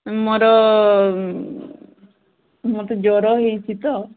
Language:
Odia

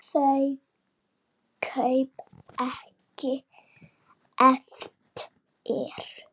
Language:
Icelandic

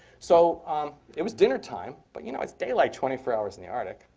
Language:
English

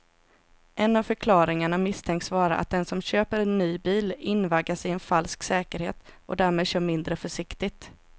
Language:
Swedish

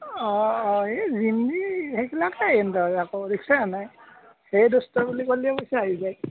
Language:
Assamese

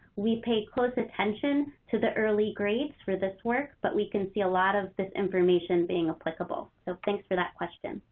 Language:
English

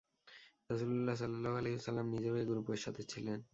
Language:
Bangla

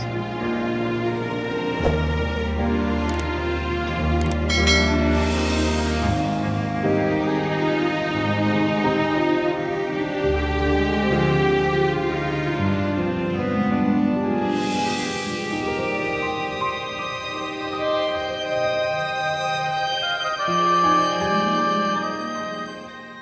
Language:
Indonesian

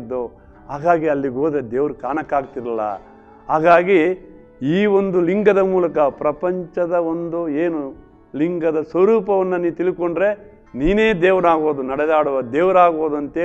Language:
Kannada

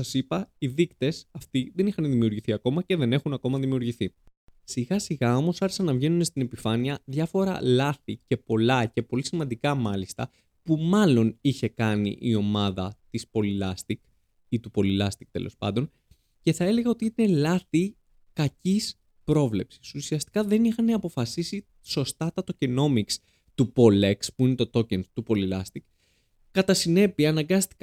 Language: Greek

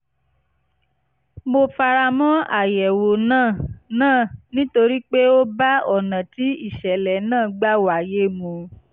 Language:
Yoruba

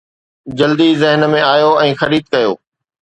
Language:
Sindhi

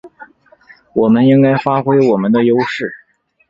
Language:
Chinese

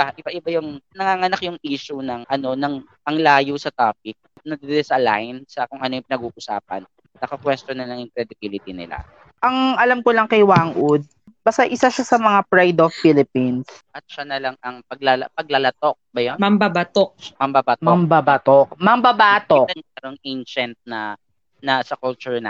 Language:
Filipino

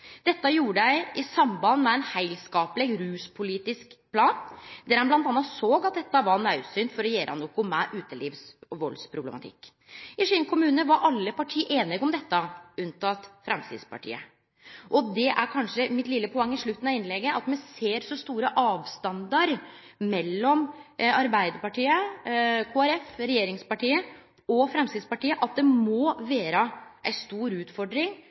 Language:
Norwegian Nynorsk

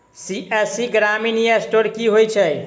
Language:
Maithili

